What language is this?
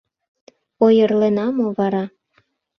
Mari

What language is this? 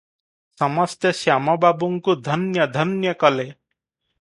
Odia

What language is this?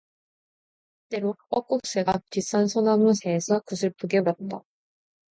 Korean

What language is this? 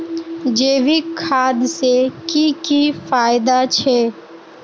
Magahi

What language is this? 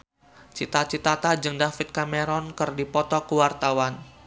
Sundanese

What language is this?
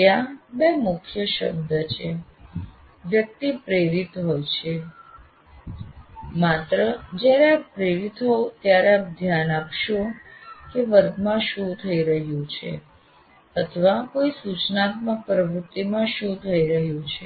Gujarati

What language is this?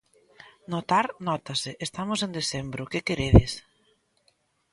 Galician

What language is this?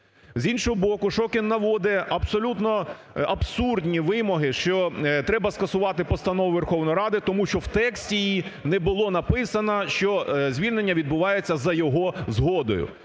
Ukrainian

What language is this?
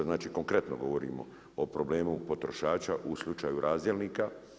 Croatian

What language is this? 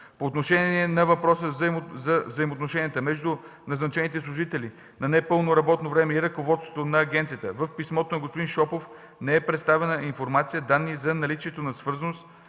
Bulgarian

